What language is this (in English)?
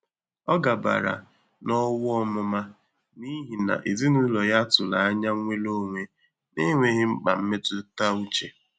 Igbo